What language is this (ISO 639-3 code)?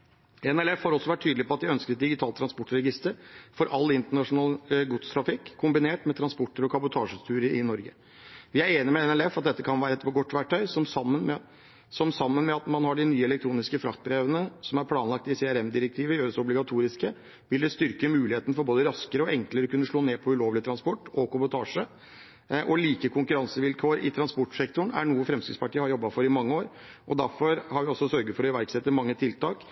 nob